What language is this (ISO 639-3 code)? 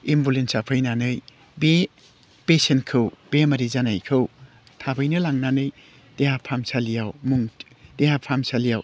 brx